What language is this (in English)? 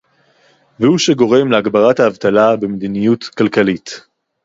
Hebrew